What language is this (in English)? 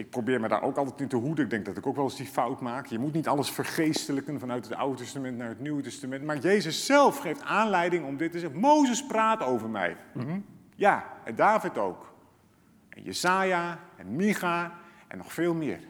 Dutch